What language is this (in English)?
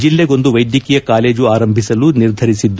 Kannada